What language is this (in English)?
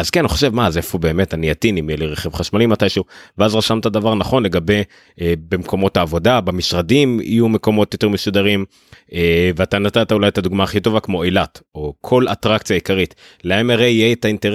Hebrew